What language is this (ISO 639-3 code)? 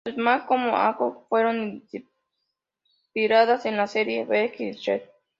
spa